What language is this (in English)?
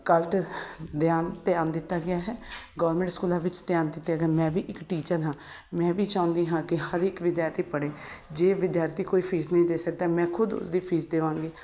Punjabi